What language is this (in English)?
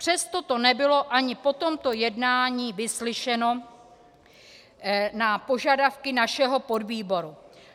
Czech